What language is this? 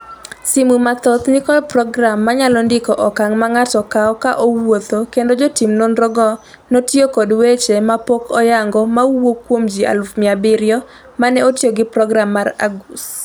Luo (Kenya and Tanzania)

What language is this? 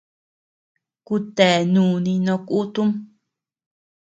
Tepeuxila Cuicatec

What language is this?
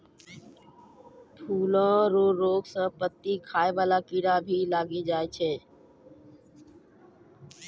Maithili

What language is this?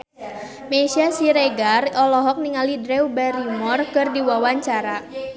Sundanese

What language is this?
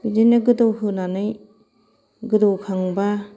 Bodo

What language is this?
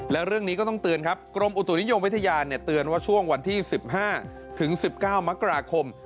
Thai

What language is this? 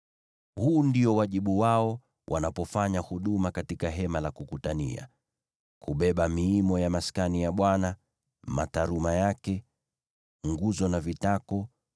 Swahili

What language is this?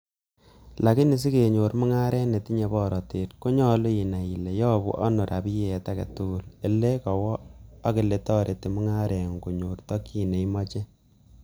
Kalenjin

